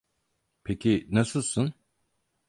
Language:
Turkish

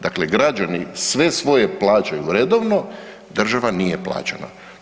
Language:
Croatian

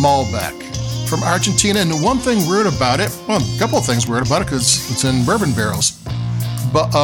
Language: English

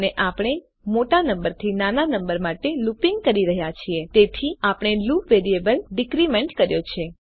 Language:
Gujarati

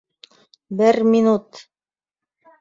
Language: Bashkir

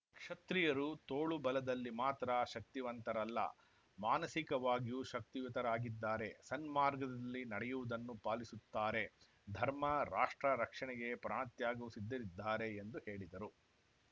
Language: Kannada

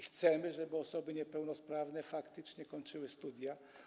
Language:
Polish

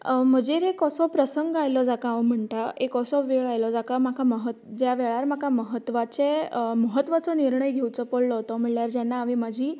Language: Konkani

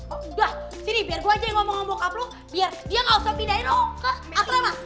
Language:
Indonesian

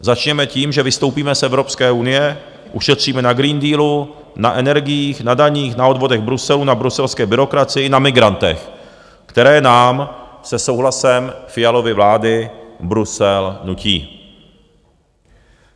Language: Czech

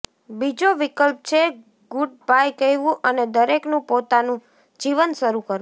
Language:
Gujarati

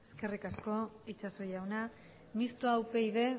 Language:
Basque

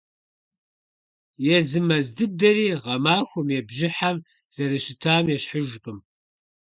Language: Kabardian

